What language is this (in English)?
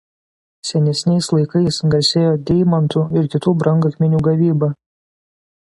Lithuanian